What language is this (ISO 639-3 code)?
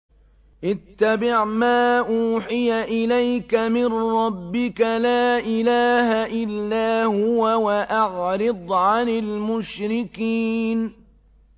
ara